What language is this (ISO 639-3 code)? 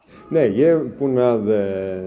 isl